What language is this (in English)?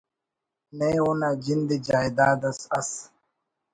Brahui